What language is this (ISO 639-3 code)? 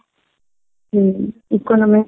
ori